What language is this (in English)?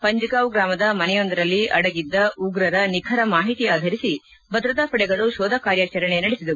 Kannada